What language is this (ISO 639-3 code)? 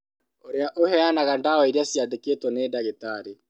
kik